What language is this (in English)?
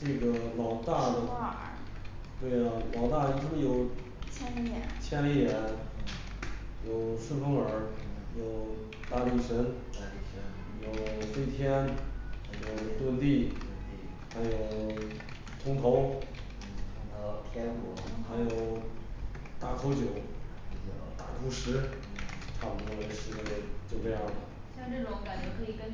Chinese